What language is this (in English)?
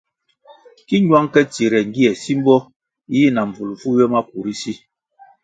Kwasio